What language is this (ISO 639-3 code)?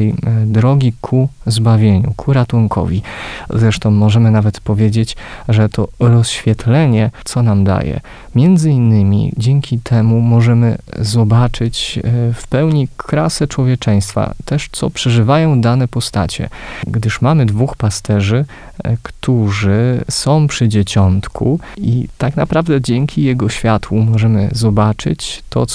pol